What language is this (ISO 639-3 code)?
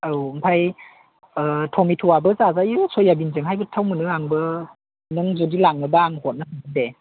brx